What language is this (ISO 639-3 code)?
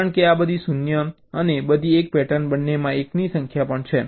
guj